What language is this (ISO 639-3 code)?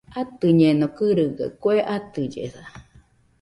hux